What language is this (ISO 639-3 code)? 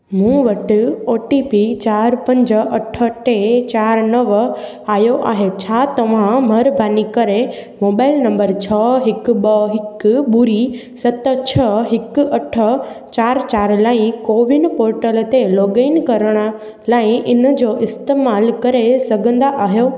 snd